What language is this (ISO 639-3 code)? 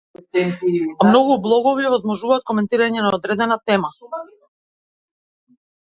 mkd